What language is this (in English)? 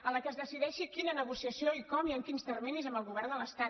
Catalan